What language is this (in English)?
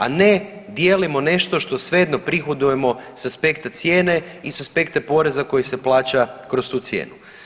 Croatian